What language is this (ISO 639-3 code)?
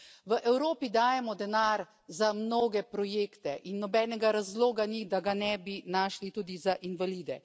slv